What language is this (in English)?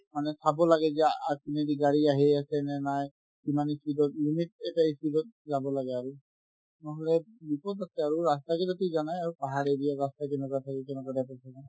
Assamese